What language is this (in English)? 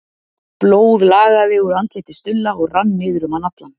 Icelandic